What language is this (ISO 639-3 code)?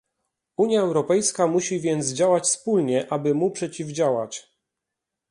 pol